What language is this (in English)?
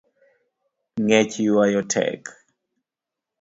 Luo (Kenya and Tanzania)